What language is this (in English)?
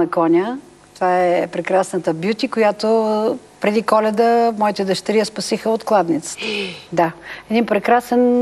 Bulgarian